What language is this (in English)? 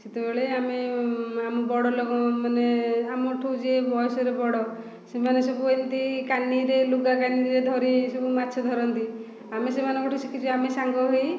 Odia